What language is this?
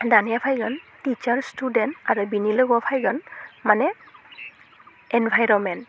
Bodo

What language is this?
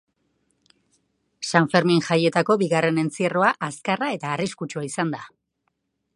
Basque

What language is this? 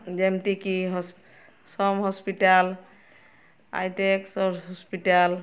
Odia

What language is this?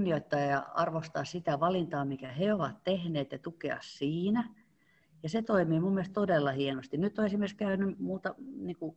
Finnish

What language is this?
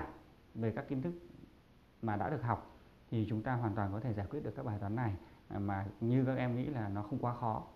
Vietnamese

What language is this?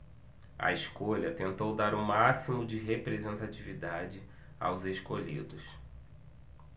Portuguese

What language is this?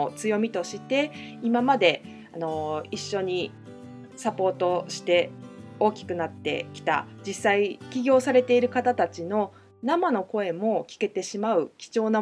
Japanese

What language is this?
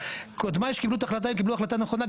Hebrew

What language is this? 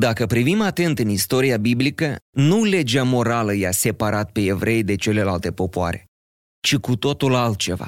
Romanian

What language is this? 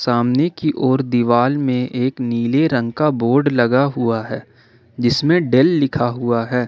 Hindi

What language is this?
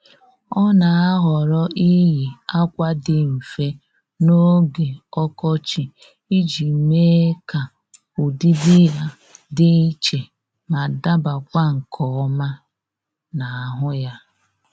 Igbo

